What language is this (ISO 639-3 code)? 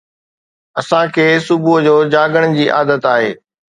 snd